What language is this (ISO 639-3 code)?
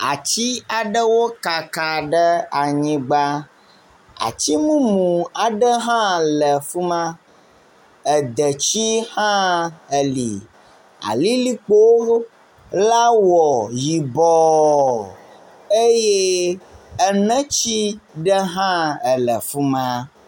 ewe